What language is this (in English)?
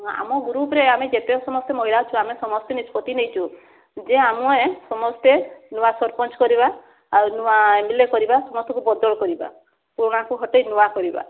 Odia